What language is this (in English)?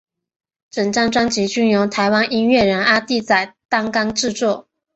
Chinese